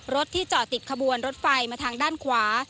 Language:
Thai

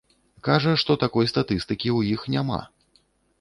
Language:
Belarusian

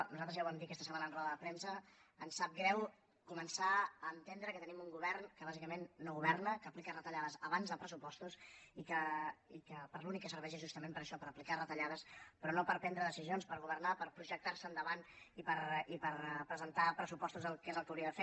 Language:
Catalan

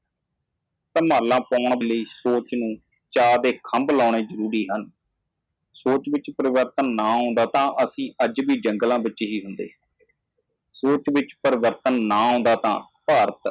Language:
Punjabi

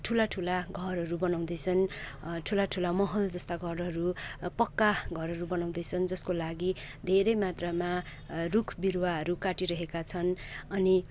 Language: Nepali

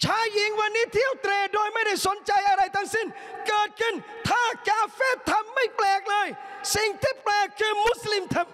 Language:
Thai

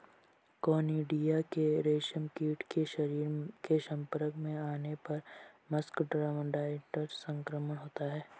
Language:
Hindi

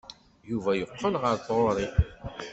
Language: Kabyle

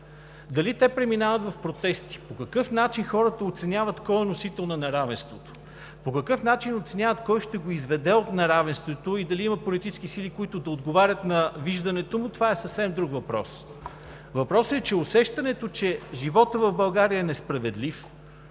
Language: Bulgarian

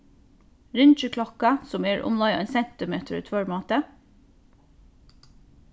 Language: Faroese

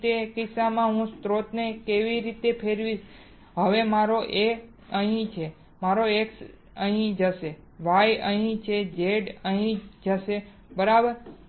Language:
Gujarati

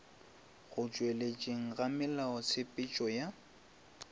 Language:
Northern Sotho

